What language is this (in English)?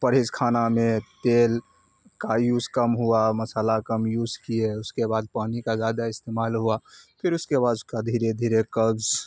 Urdu